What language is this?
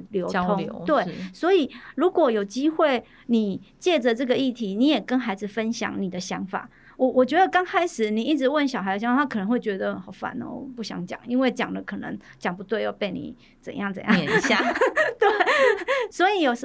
Chinese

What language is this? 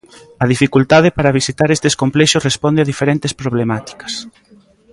Galician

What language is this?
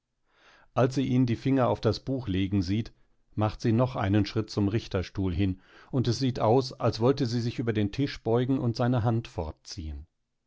German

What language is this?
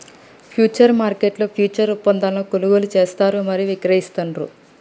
Telugu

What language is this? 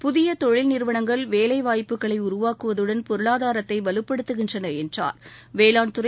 Tamil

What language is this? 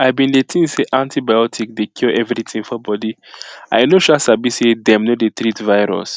Nigerian Pidgin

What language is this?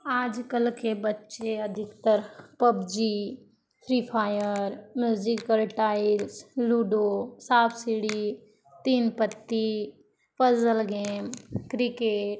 Hindi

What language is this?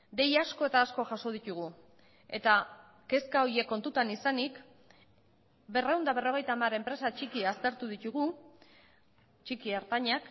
Basque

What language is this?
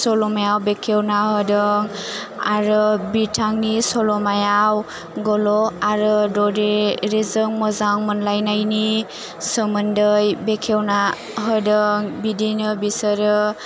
Bodo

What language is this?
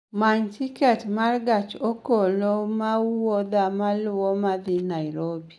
Luo (Kenya and Tanzania)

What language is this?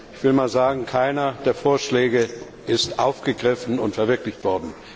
German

